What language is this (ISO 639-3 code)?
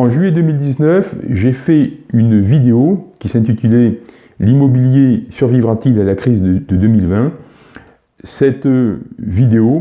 fra